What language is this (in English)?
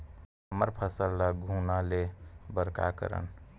Chhattisgarhi